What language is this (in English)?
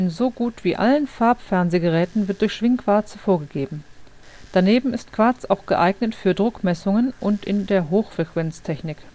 German